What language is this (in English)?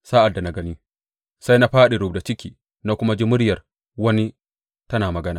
Hausa